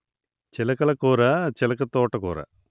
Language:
Telugu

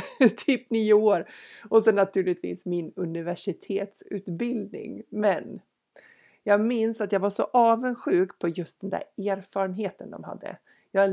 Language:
Swedish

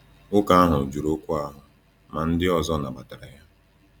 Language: Igbo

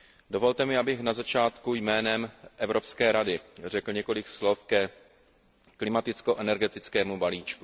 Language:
Czech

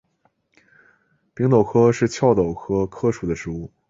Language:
Chinese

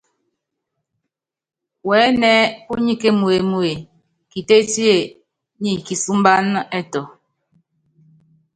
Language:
Yangben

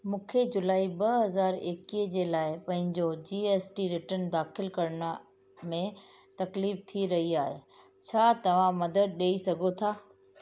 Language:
Sindhi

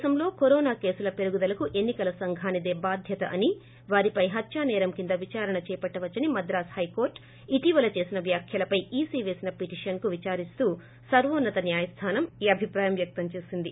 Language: Telugu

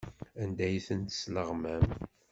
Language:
Kabyle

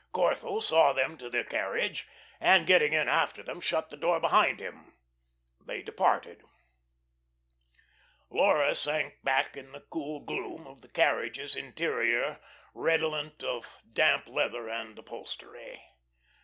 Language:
English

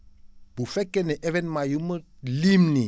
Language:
Wolof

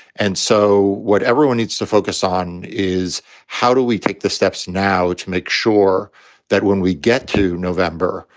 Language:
English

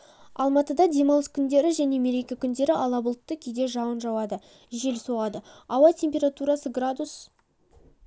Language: Kazakh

